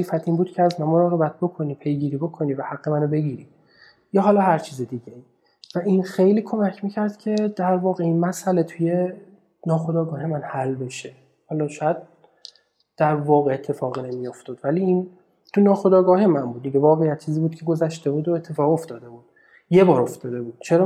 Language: Persian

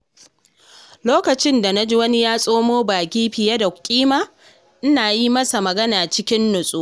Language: Hausa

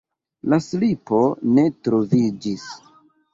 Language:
Esperanto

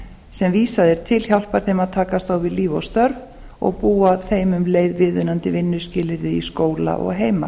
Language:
Icelandic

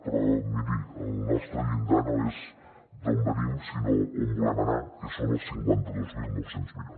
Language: Catalan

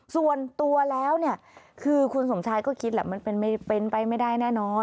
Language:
Thai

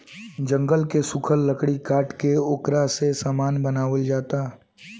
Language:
Bhojpuri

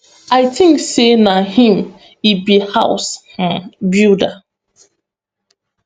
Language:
Nigerian Pidgin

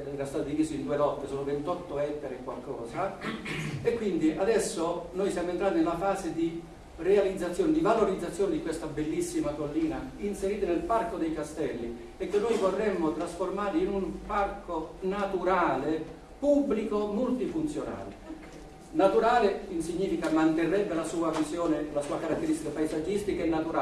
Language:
Italian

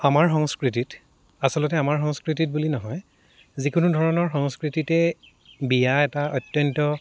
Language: Assamese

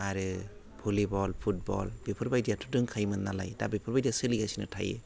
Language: Bodo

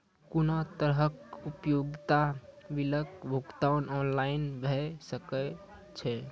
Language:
Maithili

